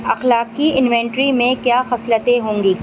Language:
Urdu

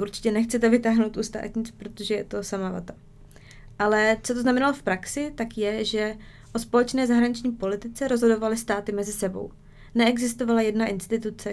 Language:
Czech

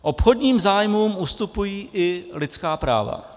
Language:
Czech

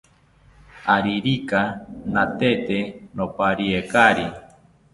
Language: South Ucayali Ashéninka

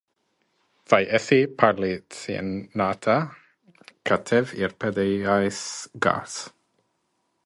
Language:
Latvian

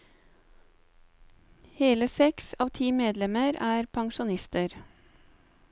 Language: Norwegian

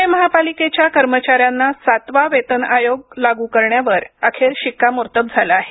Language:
Marathi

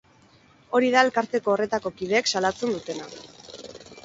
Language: Basque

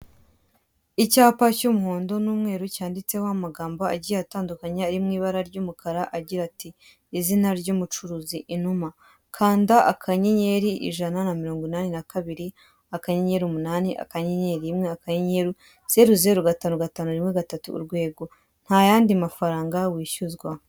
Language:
Kinyarwanda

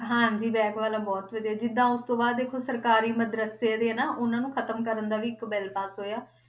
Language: Punjabi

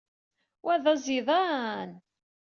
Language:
Kabyle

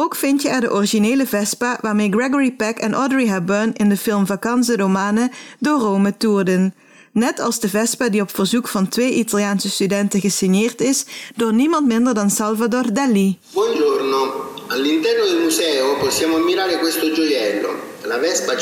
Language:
Dutch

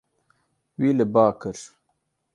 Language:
Kurdish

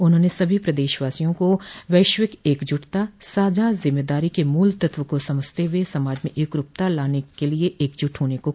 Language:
Hindi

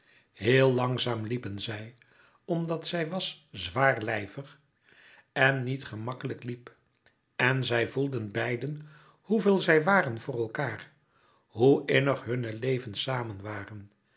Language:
Dutch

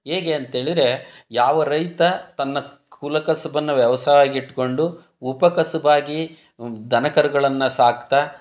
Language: Kannada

